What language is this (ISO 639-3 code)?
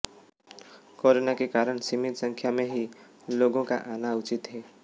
hin